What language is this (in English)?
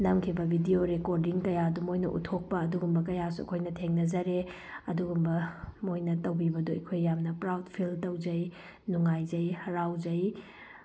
Manipuri